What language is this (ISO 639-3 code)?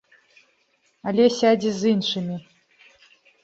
bel